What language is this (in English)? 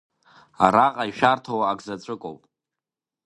Abkhazian